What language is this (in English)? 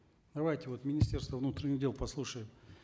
Kazakh